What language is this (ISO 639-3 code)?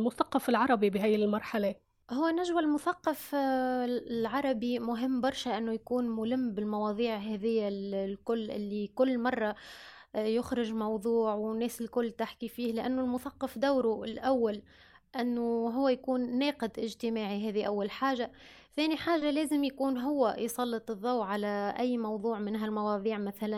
ara